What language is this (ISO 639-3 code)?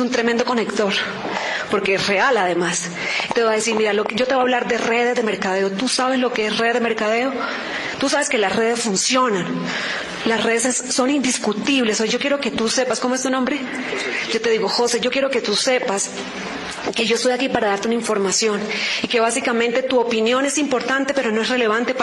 spa